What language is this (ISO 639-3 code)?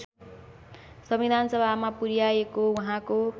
nep